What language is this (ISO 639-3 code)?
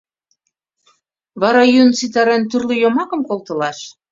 chm